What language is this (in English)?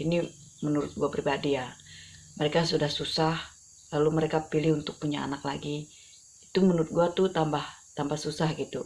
Indonesian